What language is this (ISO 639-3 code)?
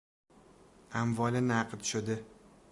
fas